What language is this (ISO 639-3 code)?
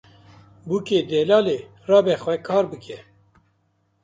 kur